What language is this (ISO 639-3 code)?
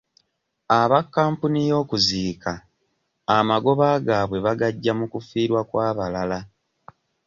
lug